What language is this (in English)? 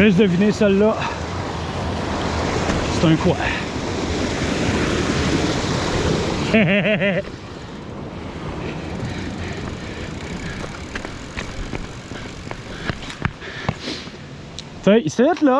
French